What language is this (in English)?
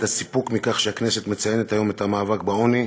Hebrew